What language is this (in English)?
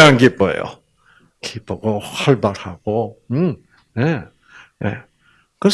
Korean